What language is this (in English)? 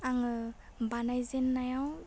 Bodo